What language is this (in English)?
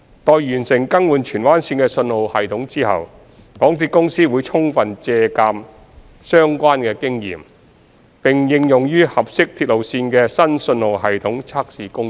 Cantonese